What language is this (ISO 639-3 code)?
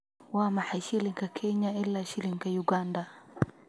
som